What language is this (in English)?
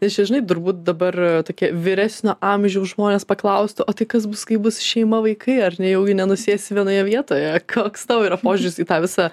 Lithuanian